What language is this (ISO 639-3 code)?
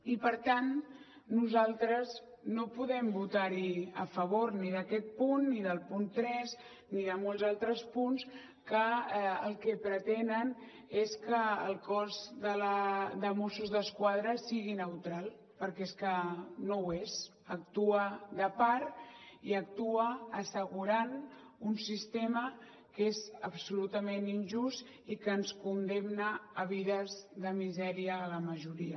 cat